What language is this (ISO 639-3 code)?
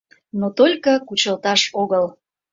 chm